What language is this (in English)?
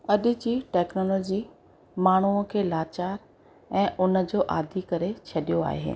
Sindhi